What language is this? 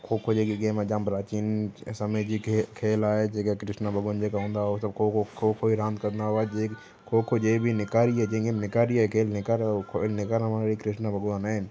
Sindhi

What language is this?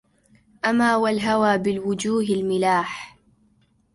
Arabic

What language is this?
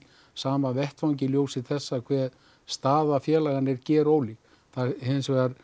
Icelandic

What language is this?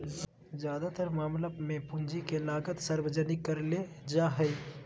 Magahi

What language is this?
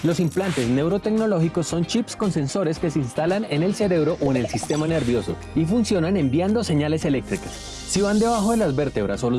Spanish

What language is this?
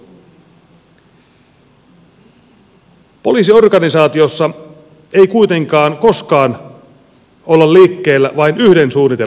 Finnish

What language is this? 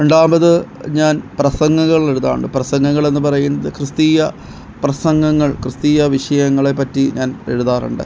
Malayalam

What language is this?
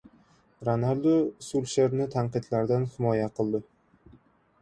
Uzbek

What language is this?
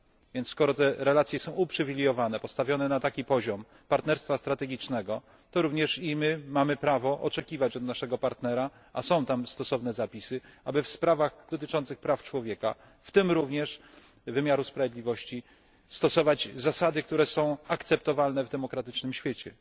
Polish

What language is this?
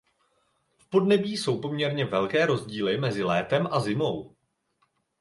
Czech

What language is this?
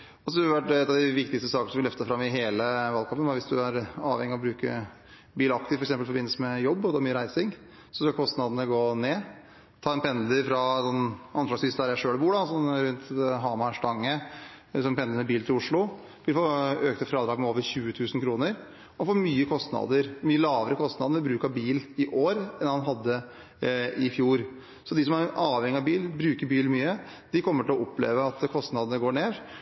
Norwegian Bokmål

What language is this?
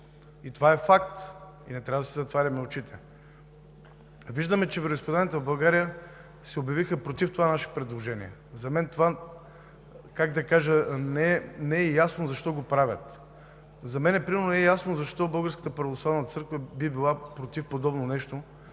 Bulgarian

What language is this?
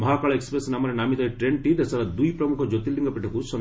Odia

